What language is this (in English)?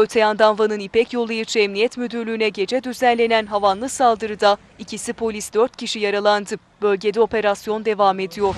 Turkish